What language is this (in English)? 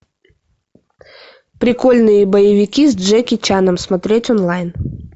Russian